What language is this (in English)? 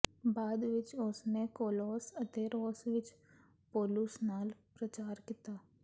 Punjabi